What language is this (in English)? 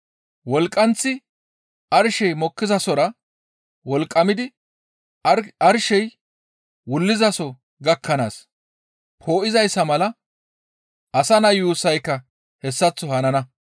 Gamo